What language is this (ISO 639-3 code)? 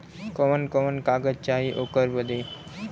bho